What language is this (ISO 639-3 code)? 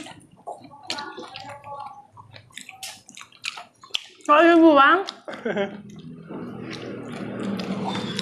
ind